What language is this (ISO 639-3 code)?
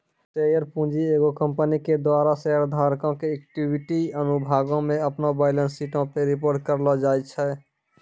mai